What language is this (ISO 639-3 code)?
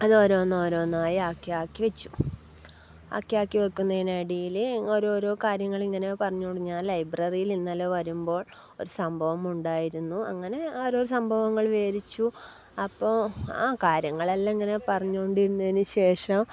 mal